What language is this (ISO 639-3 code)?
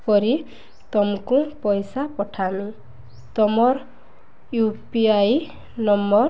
ori